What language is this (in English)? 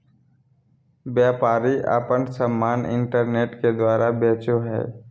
Magahi